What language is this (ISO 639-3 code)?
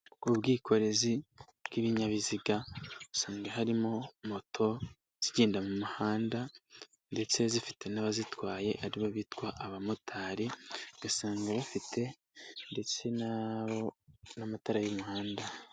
kin